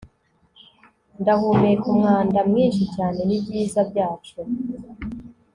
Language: Kinyarwanda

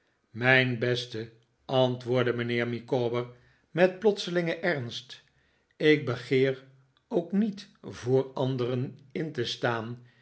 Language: Dutch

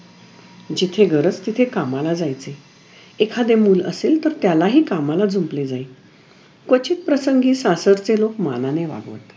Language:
Marathi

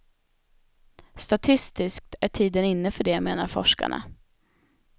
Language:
Swedish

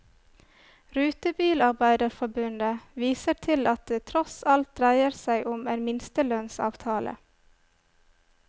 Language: Norwegian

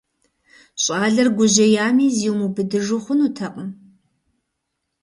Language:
Kabardian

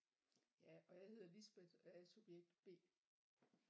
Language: Danish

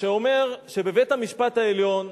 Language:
Hebrew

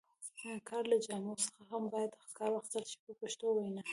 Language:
Pashto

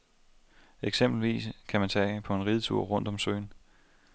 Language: Danish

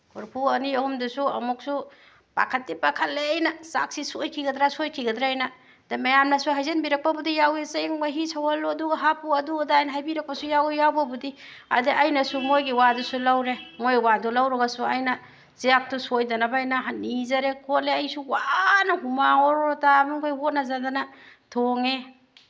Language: Manipuri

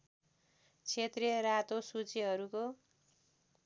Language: Nepali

